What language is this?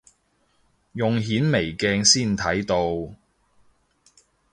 Cantonese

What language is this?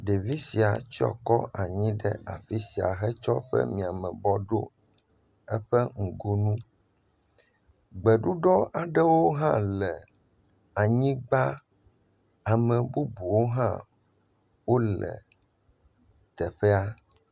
Ewe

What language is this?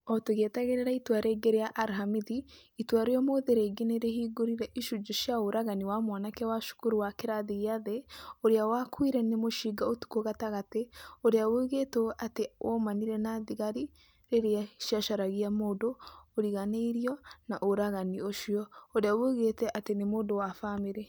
Kikuyu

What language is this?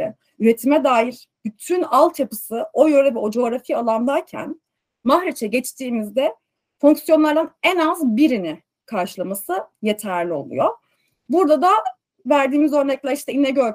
Turkish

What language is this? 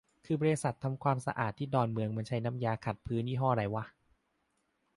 Thai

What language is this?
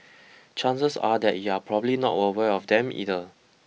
English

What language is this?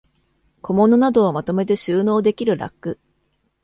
Japanese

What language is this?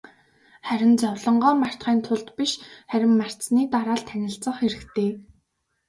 Mongolian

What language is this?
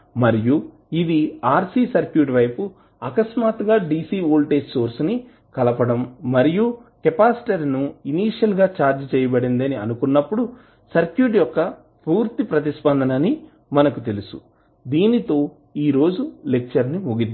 Telugu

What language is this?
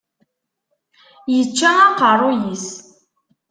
Kabyle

